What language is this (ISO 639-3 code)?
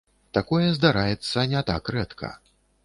bel